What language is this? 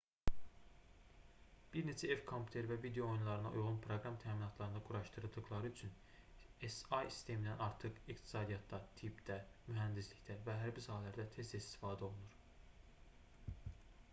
Azerbaijani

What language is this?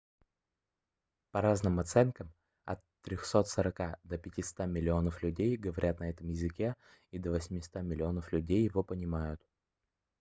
Russian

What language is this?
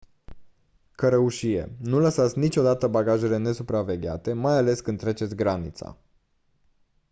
Romanian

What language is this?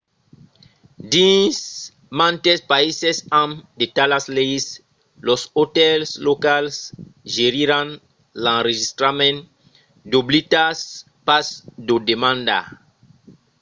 Occitan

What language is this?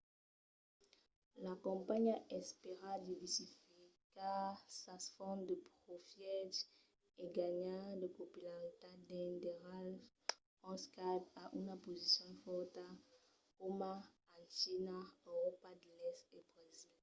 Occitan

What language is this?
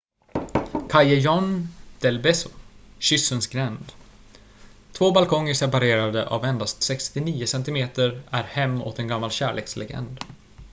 Swedish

